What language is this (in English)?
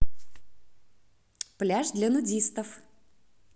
Russian